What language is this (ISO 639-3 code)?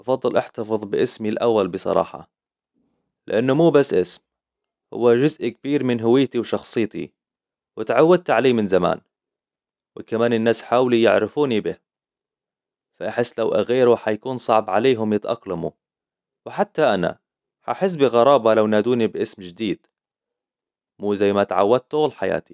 acw